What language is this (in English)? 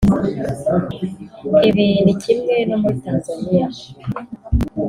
Kinyarwanda